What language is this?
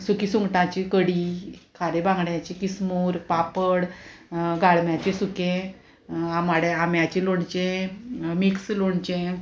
Konkani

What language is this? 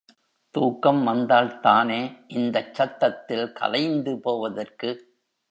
Tamil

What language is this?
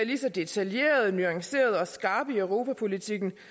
Danish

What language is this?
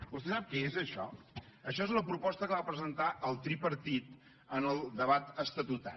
Catalan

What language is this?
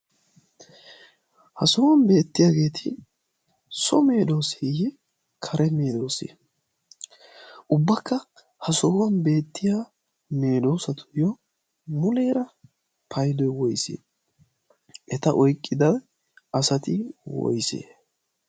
Wolaytta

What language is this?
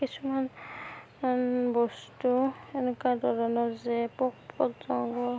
Assamese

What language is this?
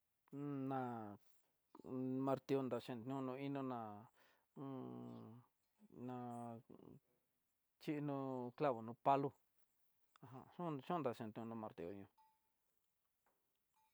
Tidaá Mixtec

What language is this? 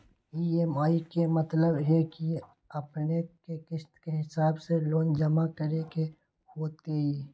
Magahi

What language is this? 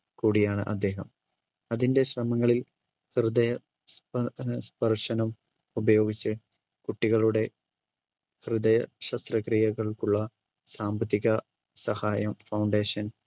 Malayalam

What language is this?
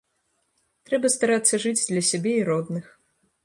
Belarusian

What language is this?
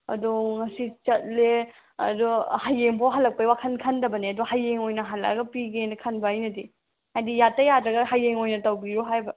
Manipuri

